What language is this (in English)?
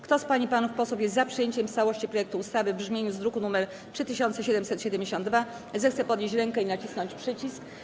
Polish